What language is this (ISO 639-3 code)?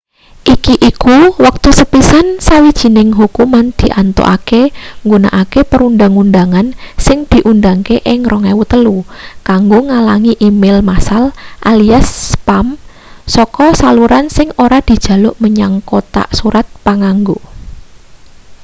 jav